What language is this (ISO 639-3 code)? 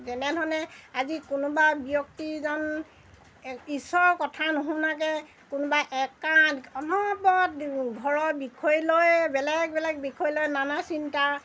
asm